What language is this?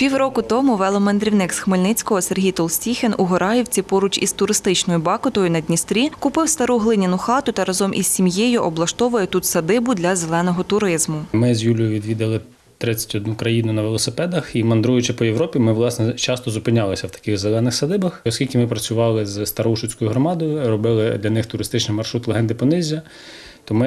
Ukrainian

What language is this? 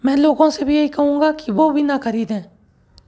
Hindi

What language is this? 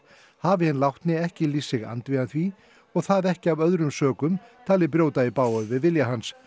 Icelandic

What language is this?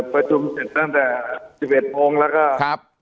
Thai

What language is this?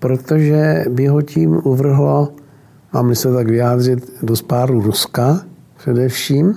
Czech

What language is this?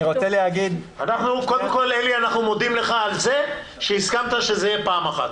Hebrew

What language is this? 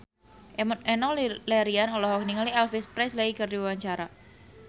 Sundanese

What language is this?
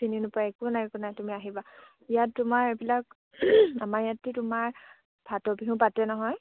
Assamese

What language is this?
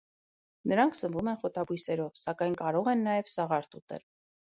Armenian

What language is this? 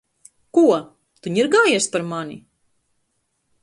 Latvian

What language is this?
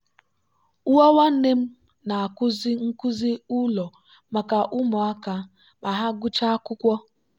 Igbo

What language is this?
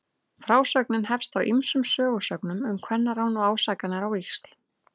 Icelandic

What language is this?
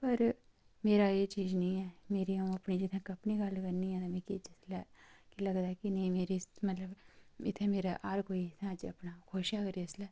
Dogri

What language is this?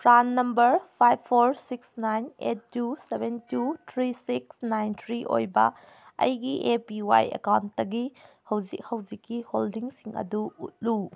Manipuri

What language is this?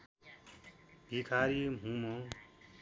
Nepali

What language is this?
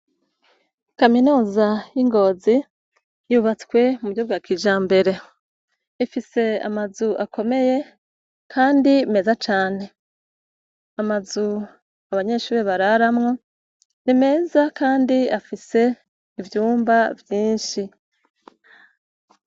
Rundi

